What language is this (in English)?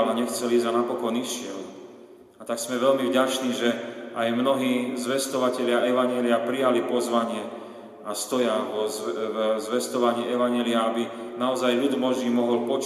Slovak